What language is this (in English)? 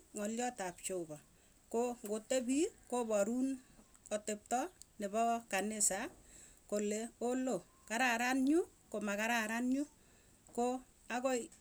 Tugen